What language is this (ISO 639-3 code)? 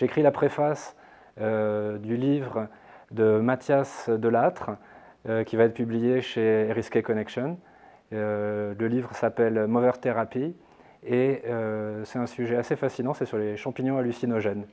fra